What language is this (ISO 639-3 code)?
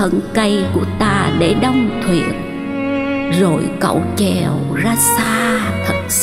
vie